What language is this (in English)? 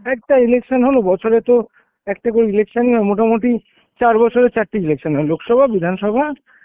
Bangla